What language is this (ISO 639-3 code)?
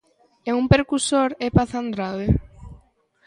glg